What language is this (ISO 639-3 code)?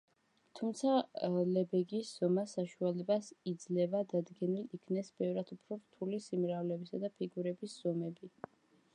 kat